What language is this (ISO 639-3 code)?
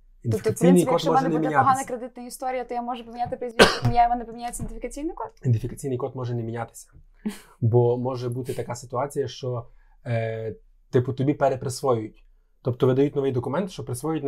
ukr